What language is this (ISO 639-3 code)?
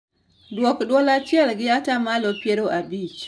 luo